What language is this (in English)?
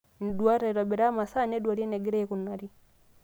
Masai